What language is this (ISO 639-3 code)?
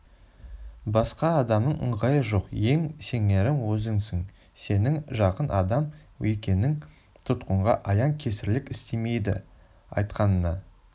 kaz